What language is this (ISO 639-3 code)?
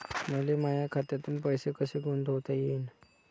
mar